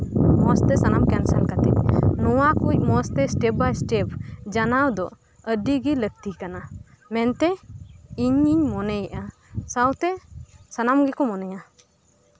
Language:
Santali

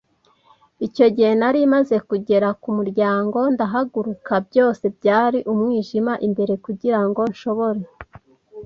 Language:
Kinyarwanda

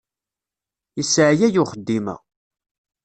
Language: Kabyle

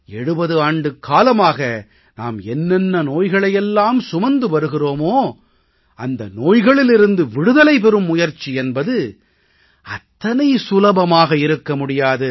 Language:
Tamil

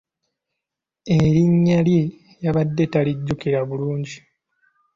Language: Ganda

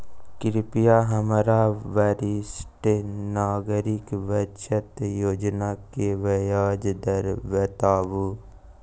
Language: Maithili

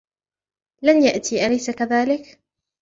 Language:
Arabic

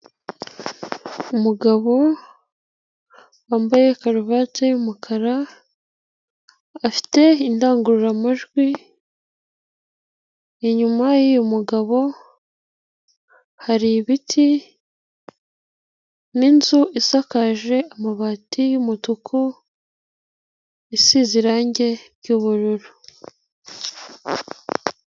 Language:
Kinyarwanda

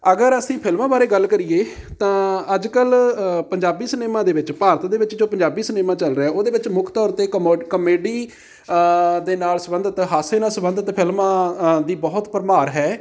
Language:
Punjabi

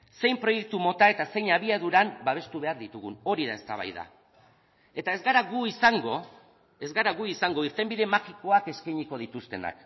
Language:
Basque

